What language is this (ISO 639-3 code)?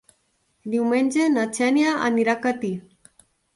cat